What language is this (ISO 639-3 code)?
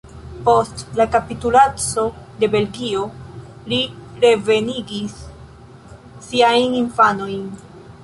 epo